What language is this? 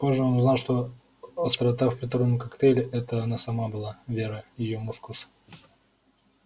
Russian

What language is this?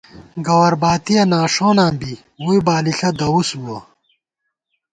Gawar-Bati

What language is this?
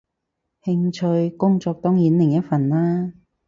Cantonese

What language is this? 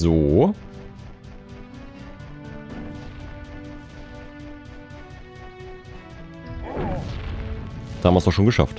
German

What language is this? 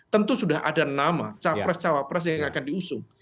Indonesian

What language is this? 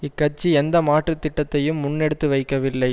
Tamil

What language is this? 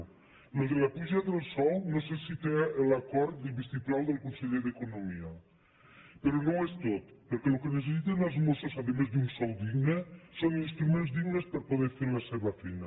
Catalan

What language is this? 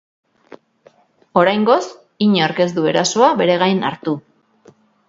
Basque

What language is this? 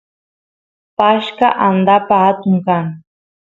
Santiago del Estero Quichua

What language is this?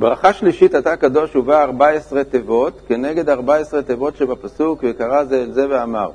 Hebrew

